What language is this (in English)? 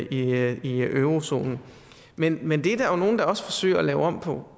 Danish